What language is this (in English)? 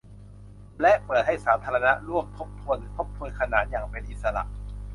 Thai